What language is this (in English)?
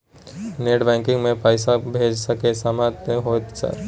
Maithili